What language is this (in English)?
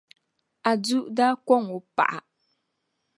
Dagbani